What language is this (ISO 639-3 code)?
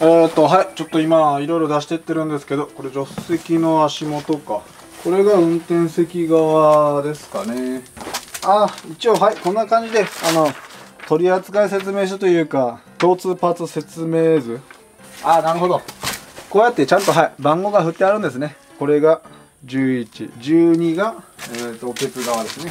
jpn